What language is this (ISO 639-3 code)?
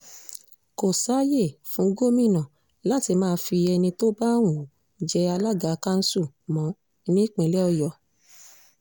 yor